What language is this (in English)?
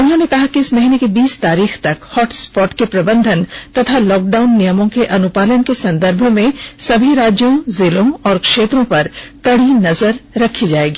Hindi